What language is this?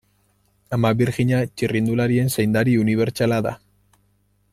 Basque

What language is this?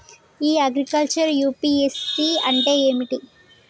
Telugu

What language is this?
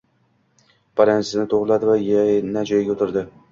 Uzbek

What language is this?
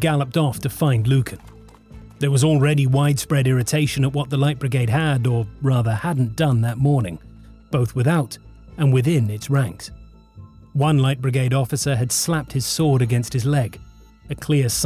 English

